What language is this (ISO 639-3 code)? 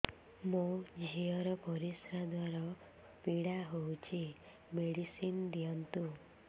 ori